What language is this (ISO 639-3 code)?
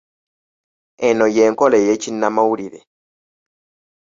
lug